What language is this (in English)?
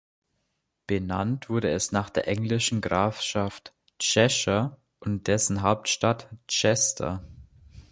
German